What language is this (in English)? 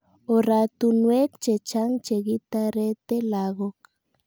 Kalenjin